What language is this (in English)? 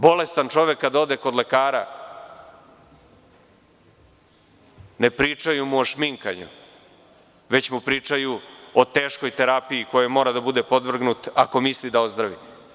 Serbian